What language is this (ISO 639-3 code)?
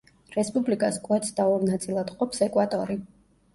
kat